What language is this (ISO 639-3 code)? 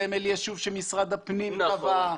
heb